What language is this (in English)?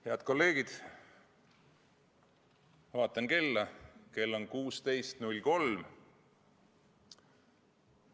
Estonian